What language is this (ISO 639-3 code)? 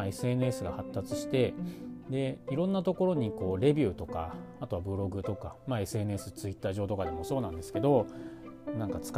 jpn